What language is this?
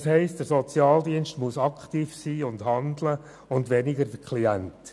Swiss German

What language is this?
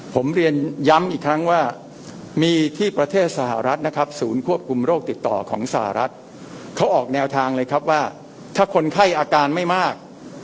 Thai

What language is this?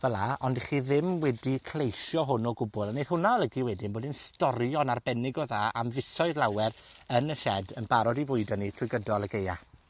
Welsh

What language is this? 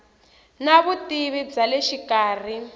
Tsonga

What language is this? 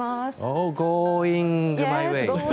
Japanese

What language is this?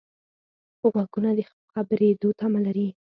Pashto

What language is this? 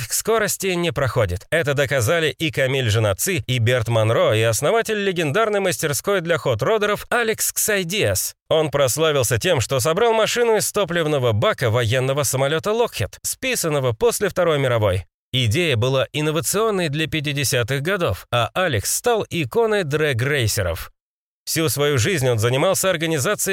Russian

